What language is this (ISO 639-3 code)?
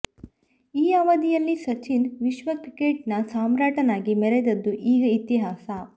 kan